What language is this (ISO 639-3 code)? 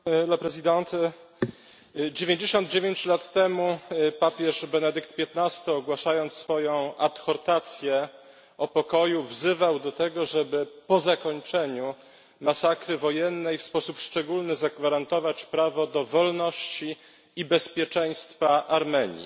pol